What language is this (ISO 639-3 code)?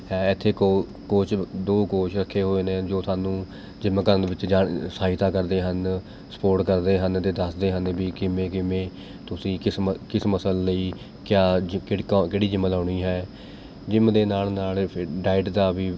pan